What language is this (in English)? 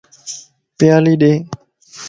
Lasi